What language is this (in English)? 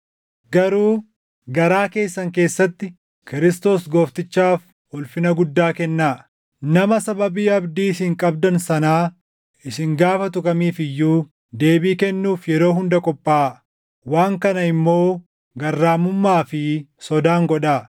Oromo